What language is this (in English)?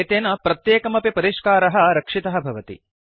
Sanskrit